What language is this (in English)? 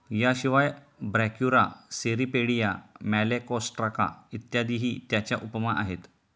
Marathi